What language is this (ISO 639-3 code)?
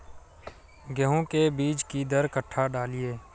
mai